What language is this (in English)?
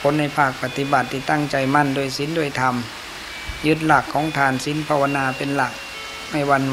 Thai